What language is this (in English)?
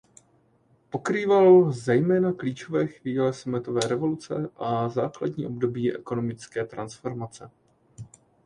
Czech